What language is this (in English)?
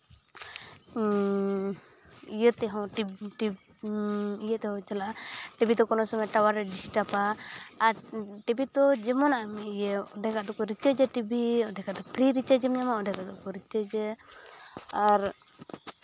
Santali